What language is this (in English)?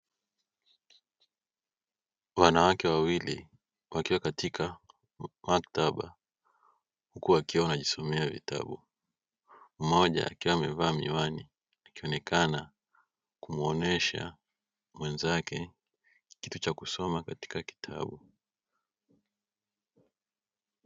Swahili